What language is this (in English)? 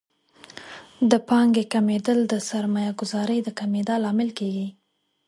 Pashto